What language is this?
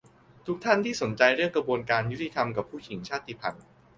Thai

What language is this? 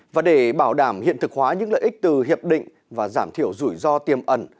Vietnamese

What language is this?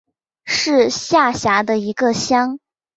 Chinese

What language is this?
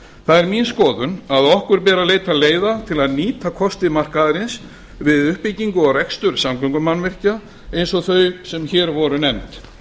Icelandic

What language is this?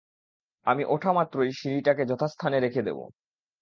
Bangla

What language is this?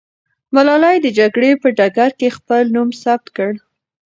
Pashto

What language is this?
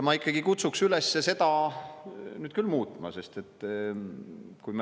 Estonian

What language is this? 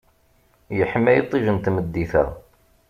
Kabyle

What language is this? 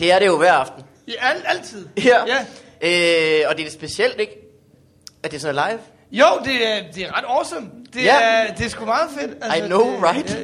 Danish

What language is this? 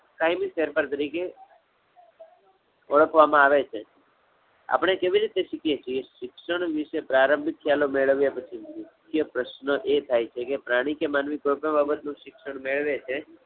Gujarati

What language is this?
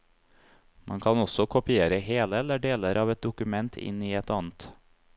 Norwegian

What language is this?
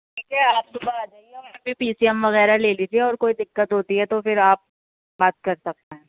Urdu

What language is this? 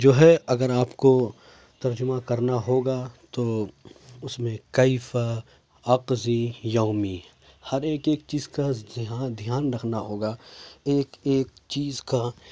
Urdu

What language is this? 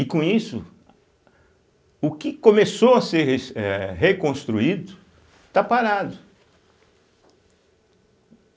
Portuguese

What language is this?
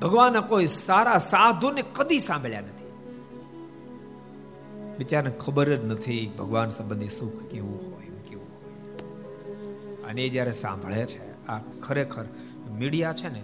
Gujarati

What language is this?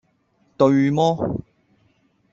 Cantonese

